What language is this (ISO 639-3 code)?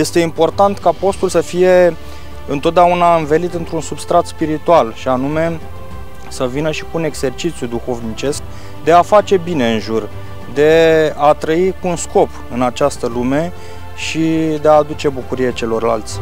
ron